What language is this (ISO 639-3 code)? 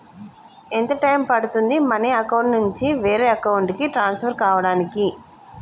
tel